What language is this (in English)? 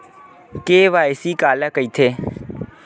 Chhattisgarhi